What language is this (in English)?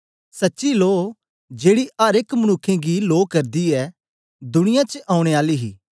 Dogri